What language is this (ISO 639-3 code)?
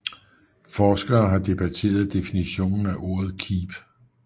dan